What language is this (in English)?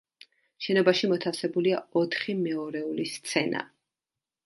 Georgian